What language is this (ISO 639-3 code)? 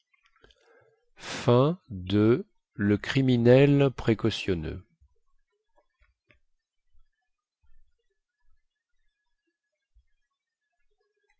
fra